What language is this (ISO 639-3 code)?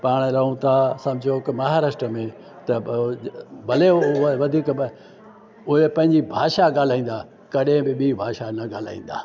snd